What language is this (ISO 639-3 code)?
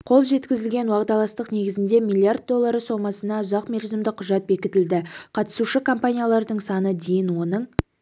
kaz